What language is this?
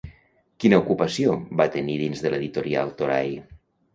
Catalan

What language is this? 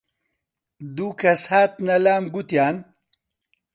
Central Kurdish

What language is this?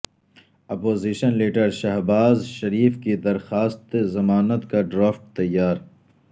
Urdu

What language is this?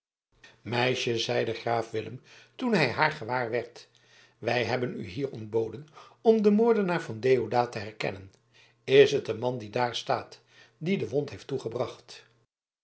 Dutch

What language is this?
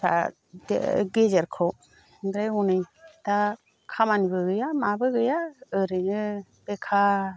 Bodo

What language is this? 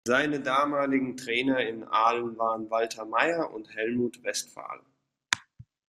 German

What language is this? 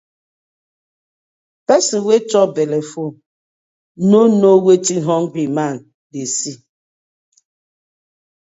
Nigerian Pidgin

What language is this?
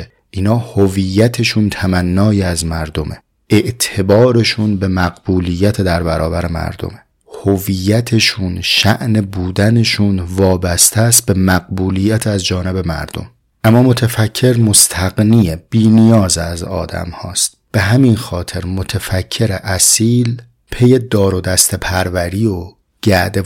Persian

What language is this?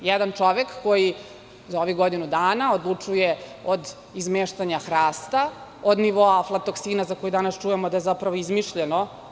Serbian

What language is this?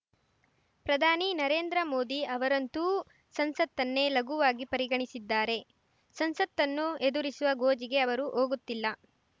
Kannada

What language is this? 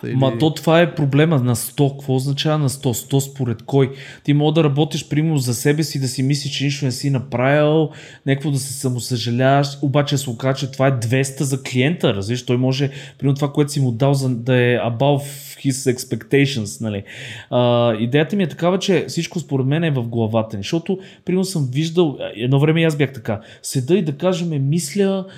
Bulgarian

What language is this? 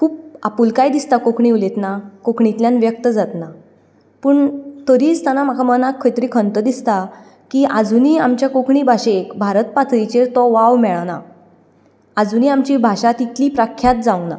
Konkani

